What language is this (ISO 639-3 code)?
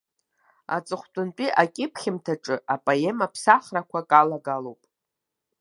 abk